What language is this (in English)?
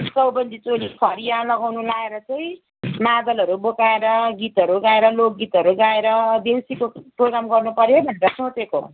Nepali